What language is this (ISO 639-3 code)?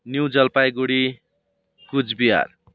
nep